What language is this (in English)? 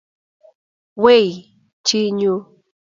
Kalenjin